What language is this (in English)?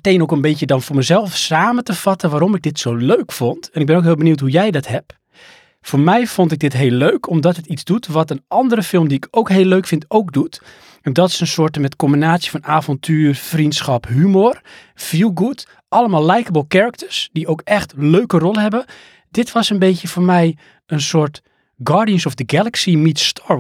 Dutch